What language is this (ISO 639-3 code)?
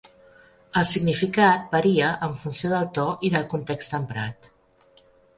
cat